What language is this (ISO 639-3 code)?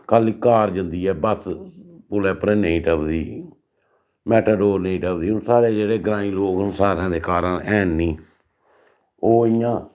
doi